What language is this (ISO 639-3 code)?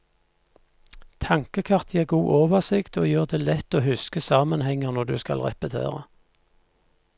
nor